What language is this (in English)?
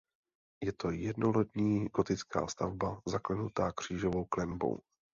Czech